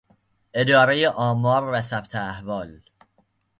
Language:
Persian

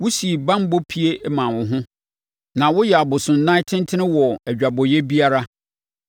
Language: Akan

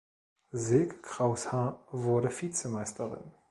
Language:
German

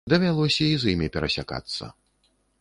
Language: Belarusian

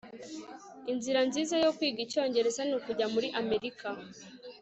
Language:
Kinyarwanda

